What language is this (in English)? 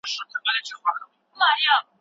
Pashto